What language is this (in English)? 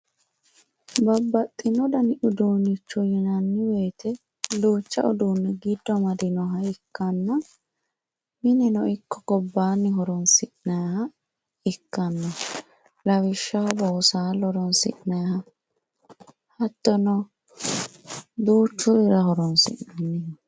Sidamo